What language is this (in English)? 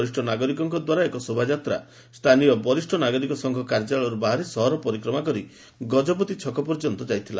Odia